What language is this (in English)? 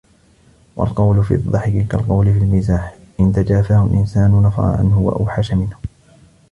Arabic